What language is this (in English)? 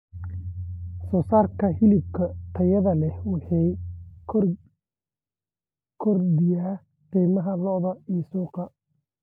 Somali